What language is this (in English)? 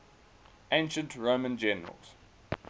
English